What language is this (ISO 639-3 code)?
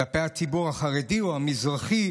heb